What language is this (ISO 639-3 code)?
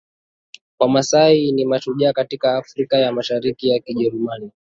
swa